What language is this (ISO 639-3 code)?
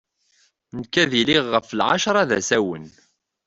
kab